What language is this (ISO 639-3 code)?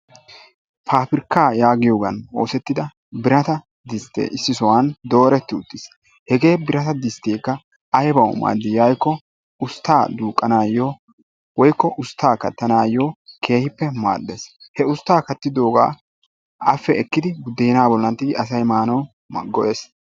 wal